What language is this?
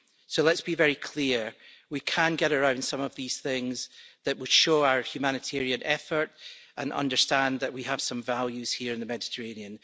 English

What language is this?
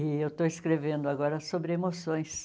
Portuguese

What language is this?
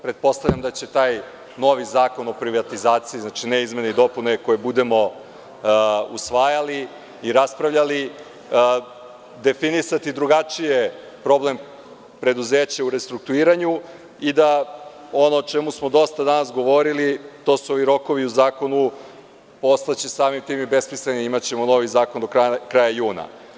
Serbian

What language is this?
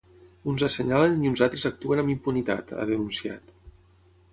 Catalan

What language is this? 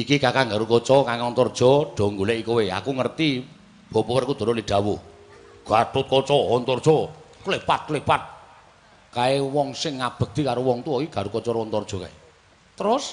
Indonesian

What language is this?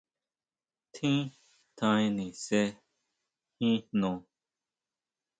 Huautla Mazatec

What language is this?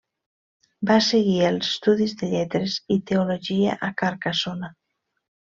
Catalan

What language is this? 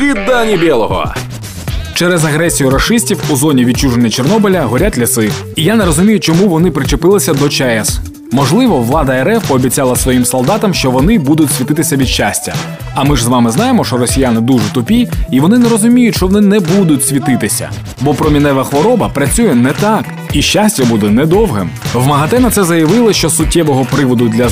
Ukrainian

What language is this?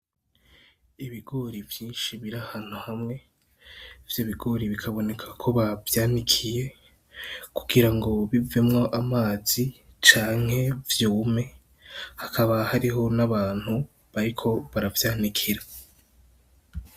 Rundi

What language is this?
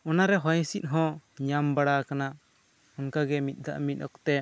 Santali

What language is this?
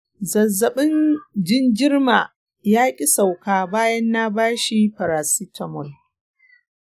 Hausa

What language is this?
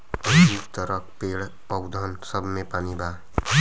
Bhojpuri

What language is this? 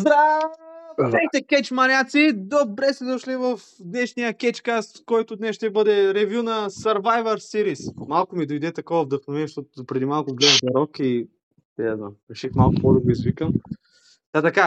Bulgarian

